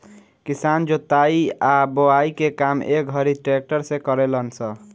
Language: Bhojpuri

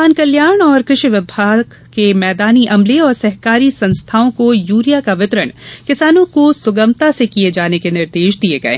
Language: Hindi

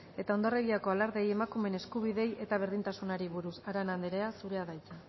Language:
Basque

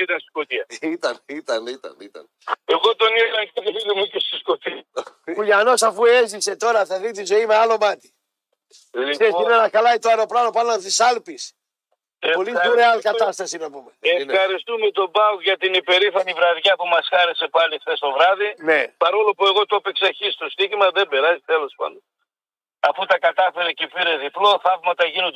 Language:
Greek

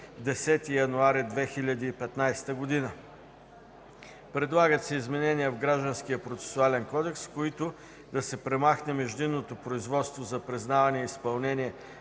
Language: Bulgarian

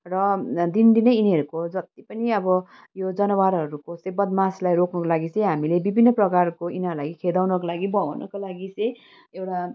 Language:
Nepali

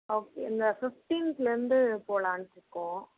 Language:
Tamil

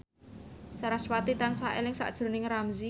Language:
Javanese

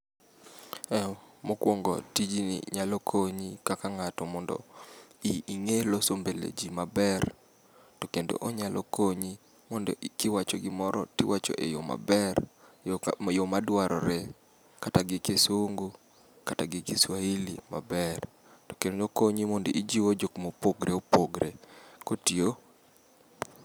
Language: Luo (Kenya and Tanzania)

